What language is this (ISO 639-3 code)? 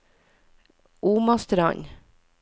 nor